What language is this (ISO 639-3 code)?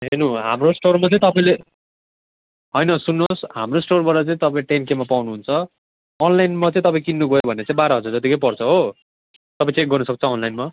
nep